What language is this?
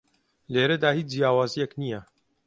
Central Kurdish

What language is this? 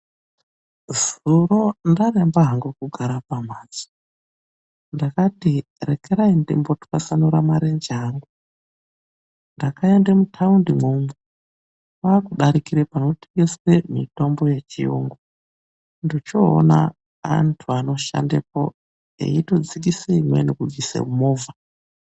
Ndau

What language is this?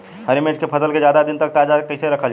Bhojpuri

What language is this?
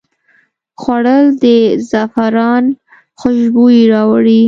Pashto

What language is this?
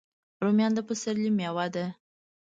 Pashto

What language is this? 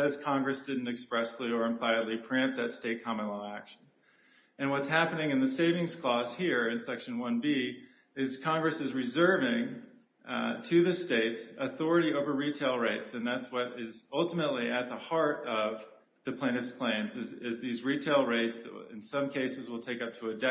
English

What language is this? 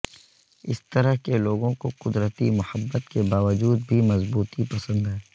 Urdu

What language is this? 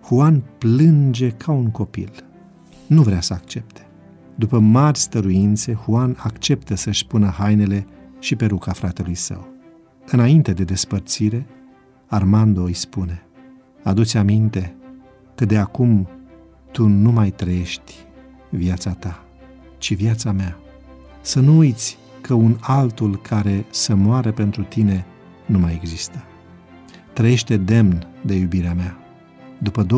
Romanian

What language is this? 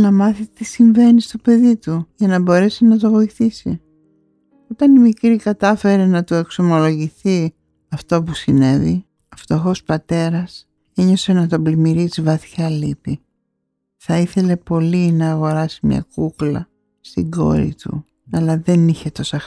Greek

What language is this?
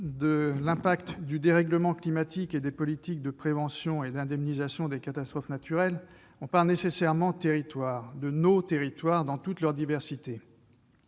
French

